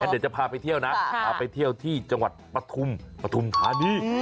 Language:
Thai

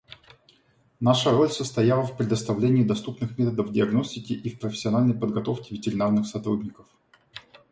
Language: Russian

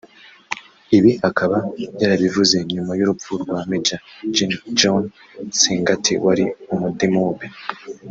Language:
Kinyarwanda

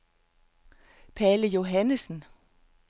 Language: Danish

